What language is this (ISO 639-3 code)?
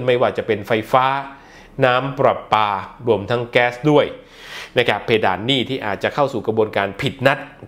tha